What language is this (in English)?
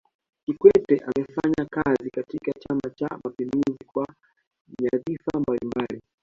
Swahili